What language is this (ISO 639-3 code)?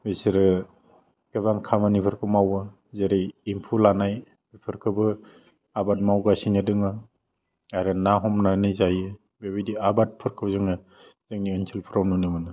brx